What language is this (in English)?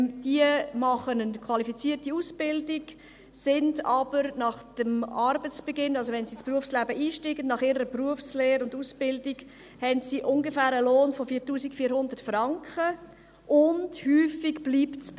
Swiss German